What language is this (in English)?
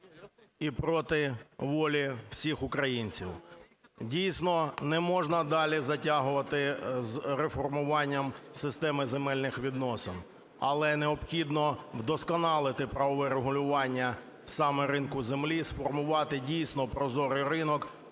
Ukrainian